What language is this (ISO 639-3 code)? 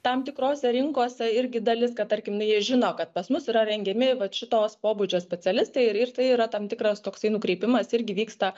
lit